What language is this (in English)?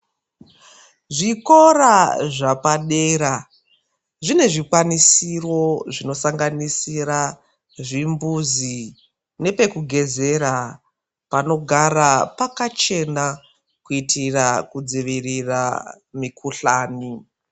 Ndau